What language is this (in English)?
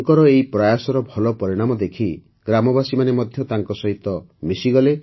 Odia